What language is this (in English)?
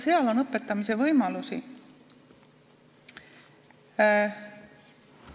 Estonian